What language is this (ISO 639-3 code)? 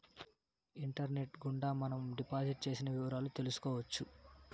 tel